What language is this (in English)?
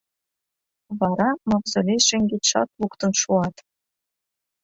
Mari